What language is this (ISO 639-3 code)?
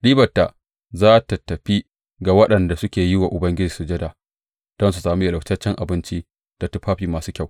hau